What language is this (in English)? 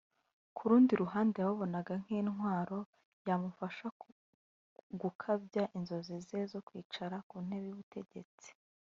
Kinyarwanda